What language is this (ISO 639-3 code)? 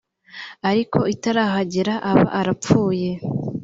kin